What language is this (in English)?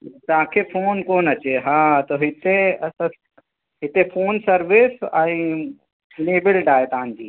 Sindhi